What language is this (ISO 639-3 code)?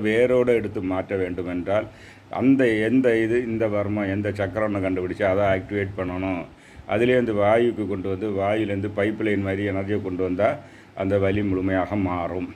ara